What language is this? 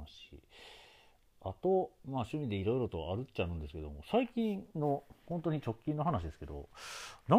Japanese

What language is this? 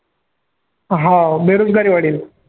Marathi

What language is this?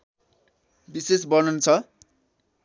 Nepali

